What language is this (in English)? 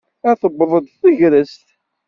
Kabyle